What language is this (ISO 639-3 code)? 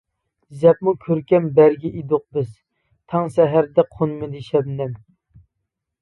uig